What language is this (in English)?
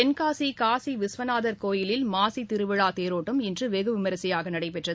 Tamil